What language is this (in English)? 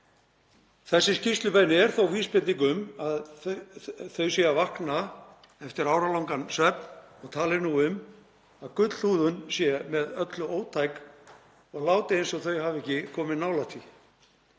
Icelandic